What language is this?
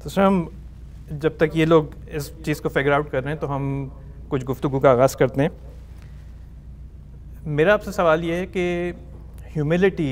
Urdu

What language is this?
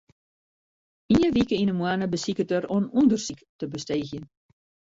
Western Frisian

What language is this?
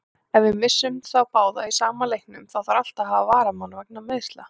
Icelandic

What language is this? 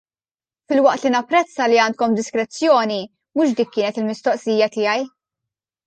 Maltese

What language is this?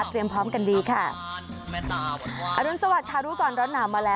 Thai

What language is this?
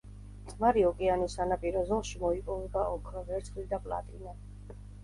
Georgian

